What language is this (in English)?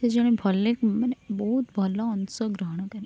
Odia